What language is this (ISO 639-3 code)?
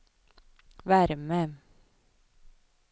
swe